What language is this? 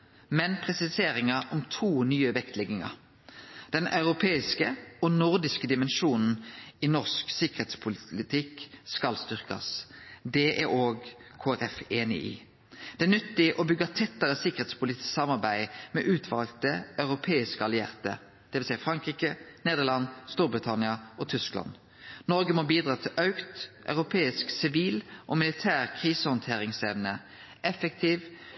Norwegian Nynorsk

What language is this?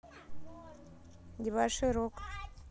Russian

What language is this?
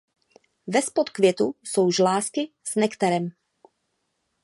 Czech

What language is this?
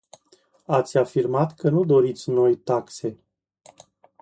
Romanian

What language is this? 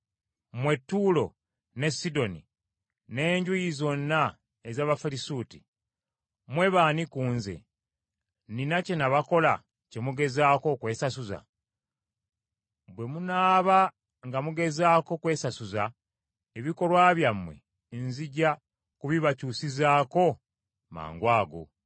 Ganda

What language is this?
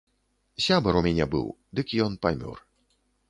Belarusian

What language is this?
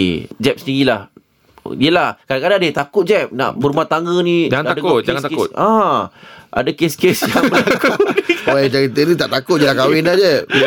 Malay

